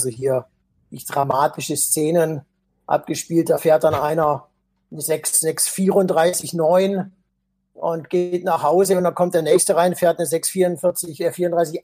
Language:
German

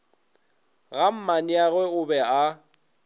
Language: Northern Sotho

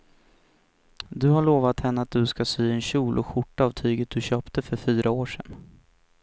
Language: Swedish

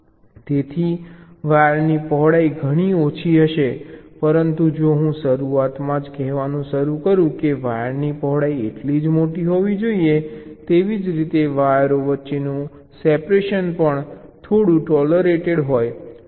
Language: Gujarati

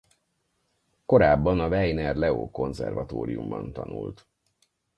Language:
Hungarian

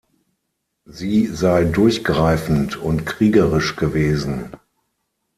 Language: German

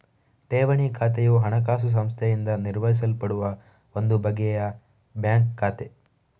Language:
Kannada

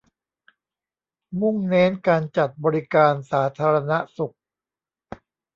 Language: Thai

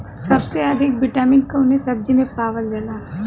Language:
Bhojpuri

